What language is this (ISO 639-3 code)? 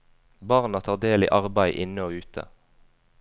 nor